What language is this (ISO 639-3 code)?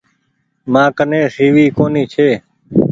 gig